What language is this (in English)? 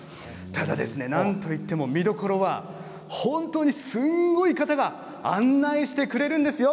Japanese